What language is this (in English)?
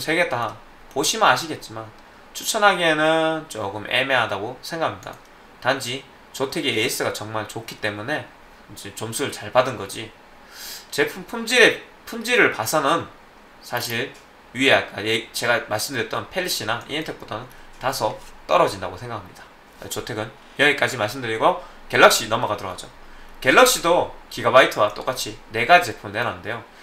Korean